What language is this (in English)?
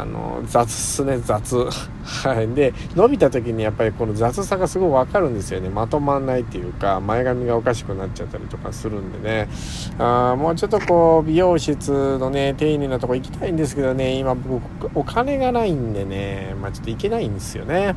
Japanese